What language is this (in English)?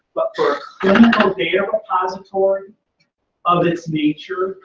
English